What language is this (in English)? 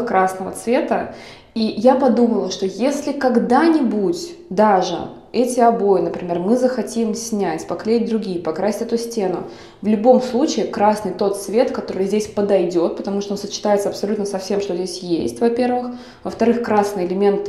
Russian